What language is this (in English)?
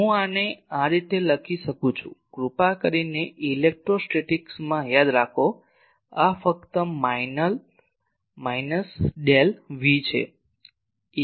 Gujarati